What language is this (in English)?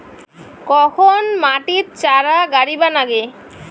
Bangla